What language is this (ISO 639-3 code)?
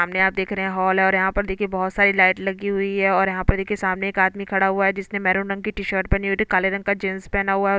hin